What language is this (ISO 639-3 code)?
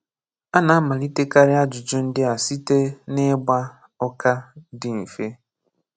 ibo